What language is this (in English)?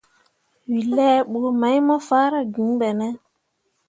Mundang